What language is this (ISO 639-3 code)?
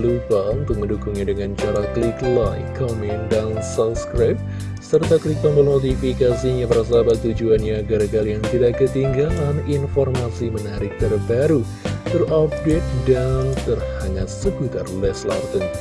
ind